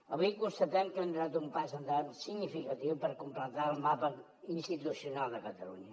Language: Catalan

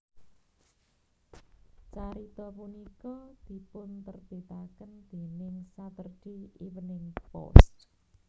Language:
Javanese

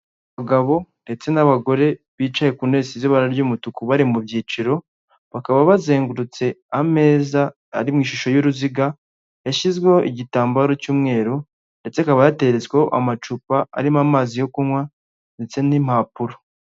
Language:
Kinyarwanda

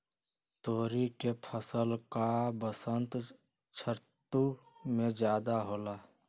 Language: Magahi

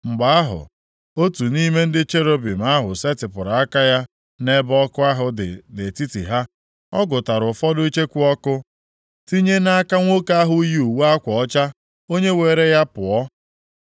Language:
Igbo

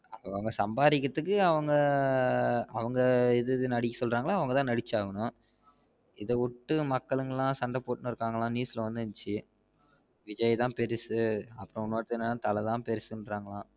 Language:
Tamil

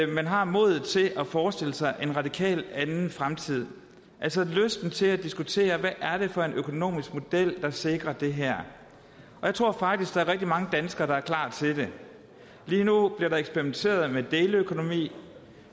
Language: Danish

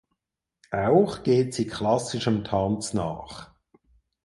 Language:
German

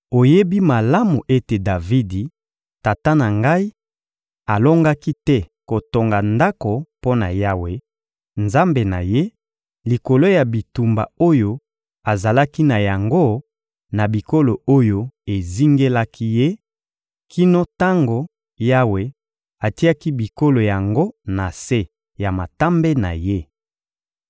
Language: Lingala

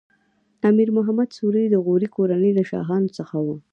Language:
Pashto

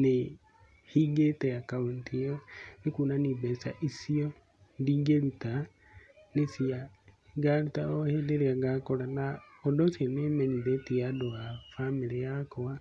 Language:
Kikuyu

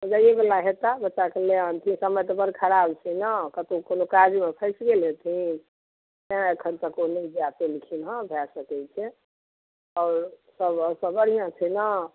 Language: Maithili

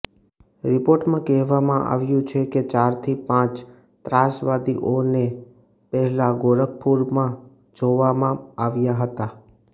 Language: Gujarati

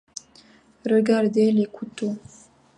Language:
French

